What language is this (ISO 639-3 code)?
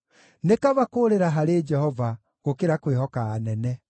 kik